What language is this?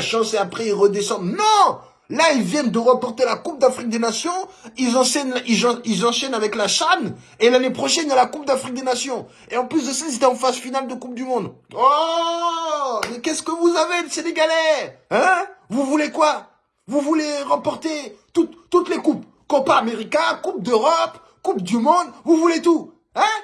French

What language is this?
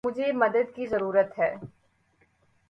Urdu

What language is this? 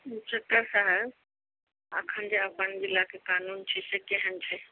Maithili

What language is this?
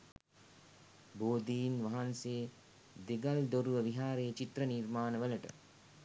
Sinhala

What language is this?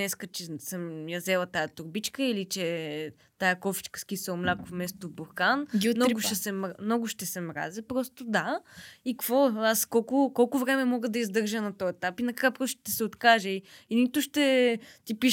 Bulgarian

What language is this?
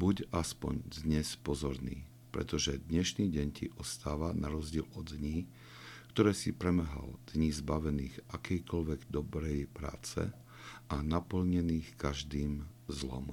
Slovak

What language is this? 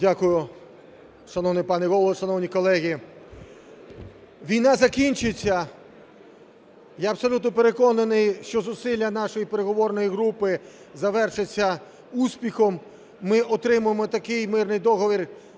Ukrainian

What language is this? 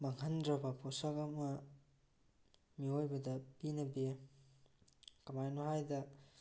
Manipuri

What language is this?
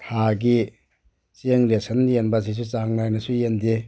Manipuri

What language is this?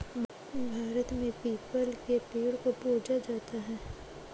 Hindi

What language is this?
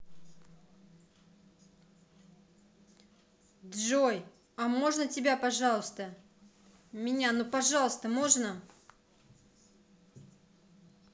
Russian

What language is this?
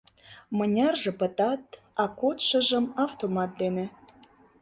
Mari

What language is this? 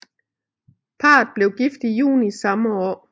Danish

